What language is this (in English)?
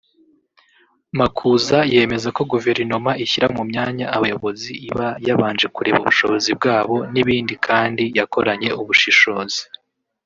Kinyarwanda